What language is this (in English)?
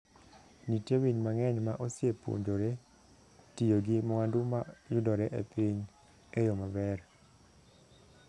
Luo (Kenya and Tanzania)